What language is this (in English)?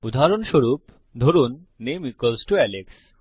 Bangla